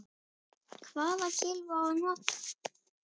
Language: Icelandic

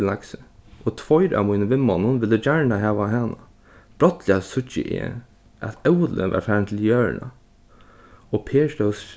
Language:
Faroese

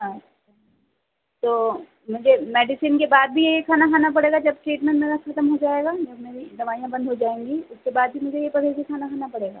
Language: Urdu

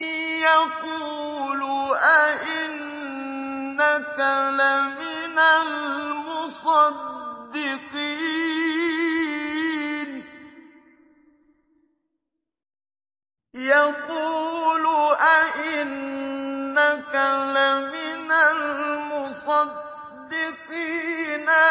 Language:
Arabic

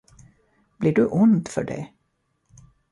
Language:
Swedish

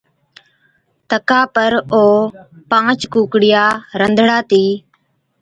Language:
Od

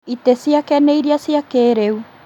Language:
Kikuyu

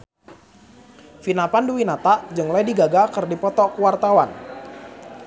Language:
Sundanese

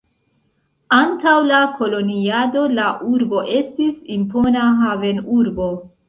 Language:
Esperanto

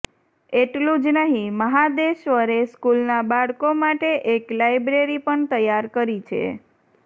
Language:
Gujarati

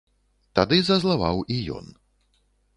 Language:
Belarusian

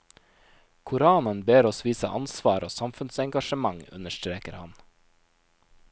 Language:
Norwegian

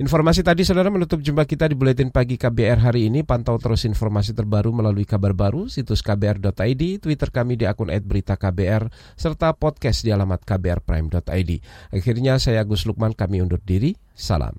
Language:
Indonesian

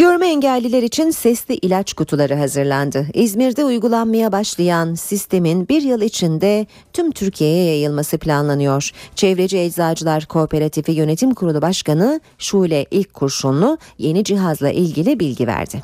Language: Turkish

